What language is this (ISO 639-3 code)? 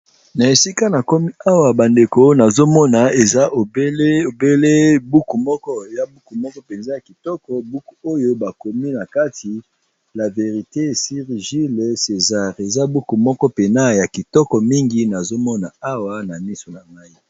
lin